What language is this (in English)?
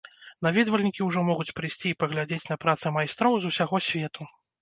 Belarusian